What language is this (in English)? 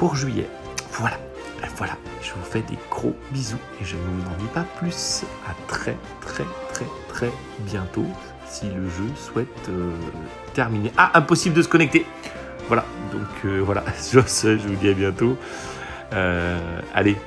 French